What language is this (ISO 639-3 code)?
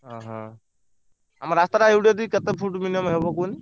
ori